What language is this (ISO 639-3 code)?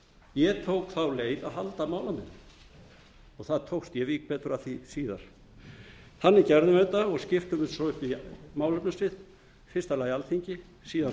isl